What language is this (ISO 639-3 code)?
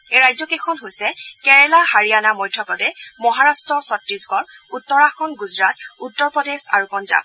asm